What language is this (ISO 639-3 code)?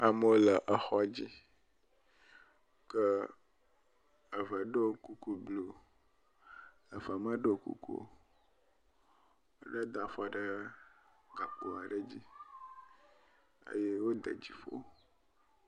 ewe